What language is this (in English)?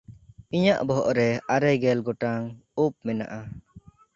Santali